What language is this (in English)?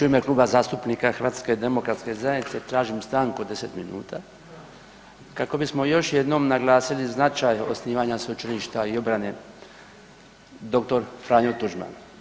Croatian